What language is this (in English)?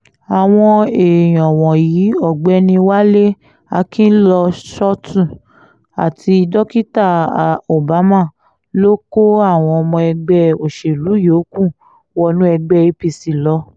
Yoruba